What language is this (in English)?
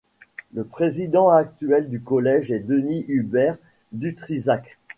French